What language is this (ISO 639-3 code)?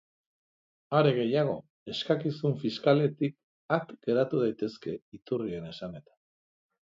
eus